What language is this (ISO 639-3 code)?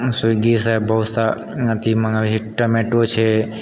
mai